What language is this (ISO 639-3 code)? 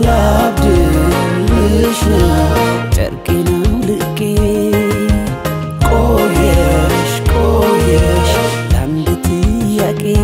ron